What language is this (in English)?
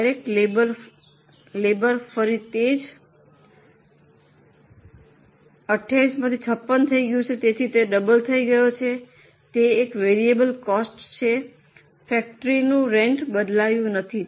Gujarati